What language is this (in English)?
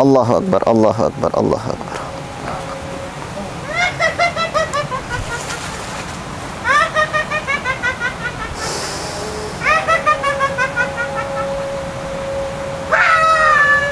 Indonesian